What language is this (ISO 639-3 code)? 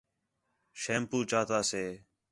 xhe